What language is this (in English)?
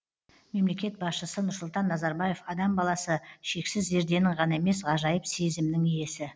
Kazakh